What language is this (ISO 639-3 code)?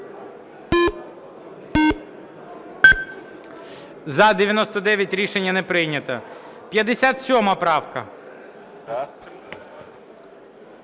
ukr